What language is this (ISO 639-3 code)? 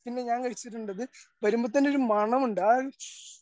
mal